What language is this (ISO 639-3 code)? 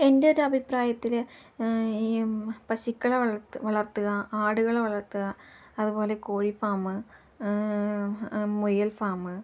mal